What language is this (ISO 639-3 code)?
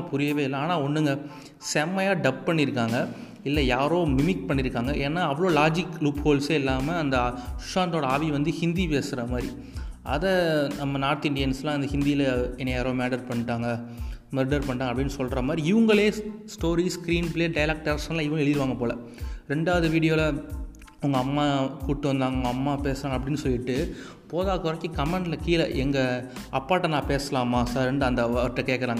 tam